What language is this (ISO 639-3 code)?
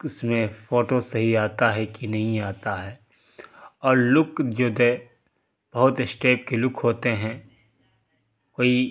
urd